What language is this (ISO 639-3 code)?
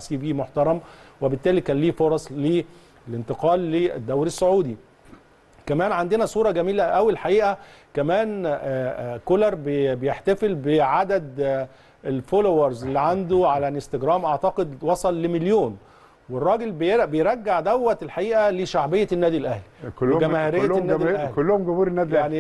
ara